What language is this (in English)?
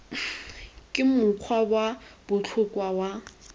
Tswana